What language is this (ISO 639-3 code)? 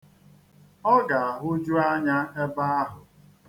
ibo